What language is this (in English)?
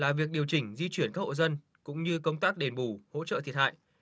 Vietnamese